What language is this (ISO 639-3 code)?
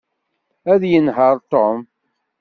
kab